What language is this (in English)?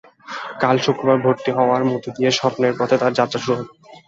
Bangla